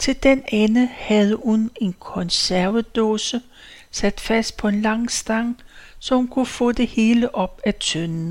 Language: Danish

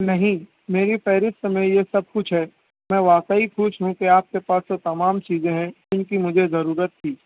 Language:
Urdu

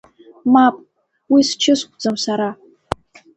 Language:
Abkhazian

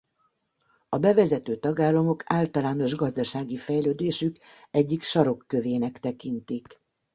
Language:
Hungarian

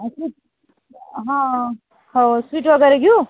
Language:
Marathi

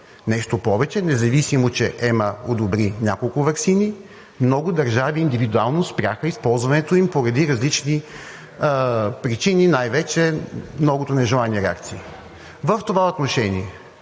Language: Bulgarian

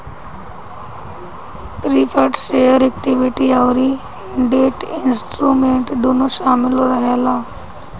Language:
Bhojpuri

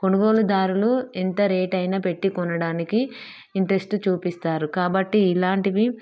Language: Telugu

